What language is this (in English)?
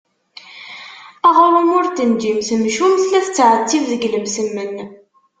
Kabyle